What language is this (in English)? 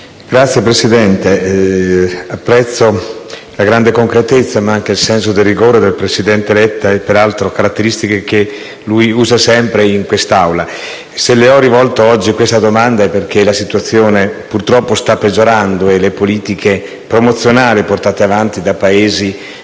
Italian